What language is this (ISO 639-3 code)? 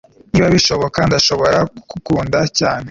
kin